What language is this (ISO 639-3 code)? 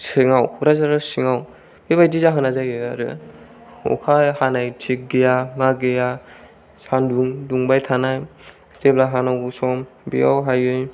brx